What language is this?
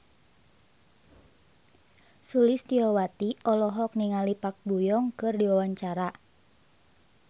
Sundanese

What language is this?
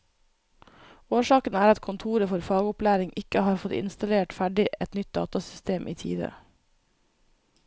Norwegian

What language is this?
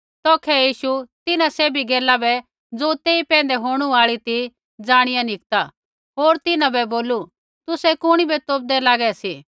Kullu Pahari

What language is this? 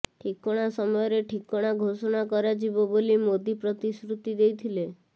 Odia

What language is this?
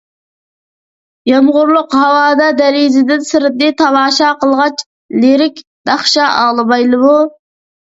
Uyghur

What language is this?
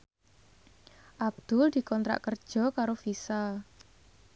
Javanese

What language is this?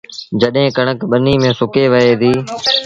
Sindhi Bhil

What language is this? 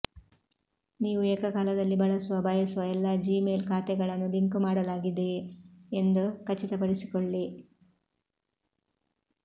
Kannada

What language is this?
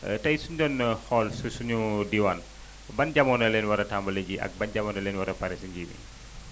Wolof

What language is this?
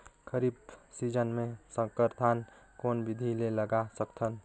Chhattisgarhi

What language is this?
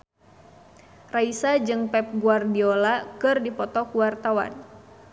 Sundanese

